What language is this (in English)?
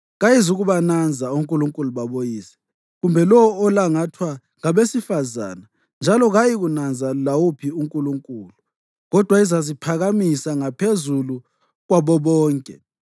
North Ndebele